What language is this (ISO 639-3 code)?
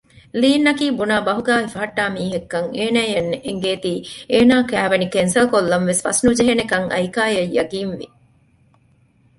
div